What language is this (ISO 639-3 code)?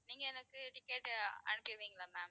tam